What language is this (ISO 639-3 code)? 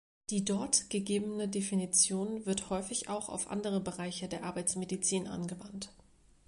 deu